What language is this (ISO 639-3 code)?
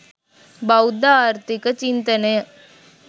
sin